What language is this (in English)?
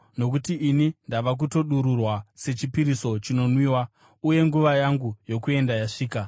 Shona